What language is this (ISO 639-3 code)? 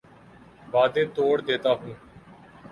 urd